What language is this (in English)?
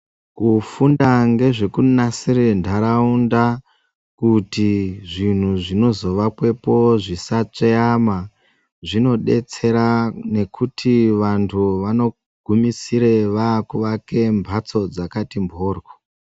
Ndau